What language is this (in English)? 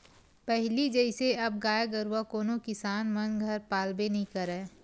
Chhattisgarhi